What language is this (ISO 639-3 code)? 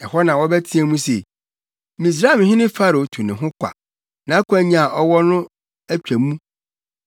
aka